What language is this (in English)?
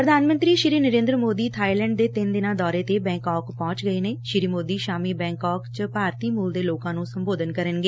Punjabi